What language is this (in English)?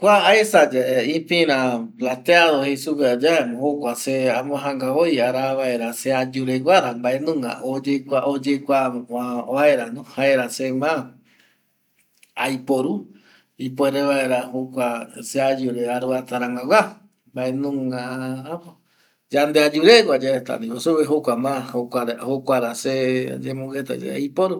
Eastern Bolivian Guaraní